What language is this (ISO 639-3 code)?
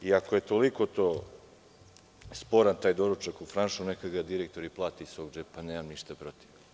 srp